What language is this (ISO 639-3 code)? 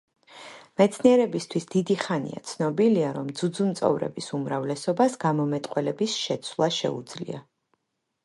kat